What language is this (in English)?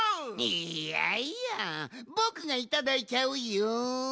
Japanese